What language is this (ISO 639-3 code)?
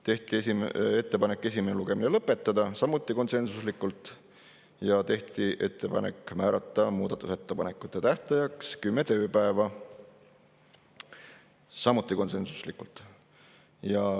est